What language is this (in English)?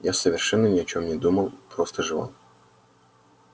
Russian